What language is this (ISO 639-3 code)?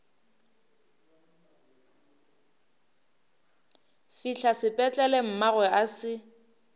nso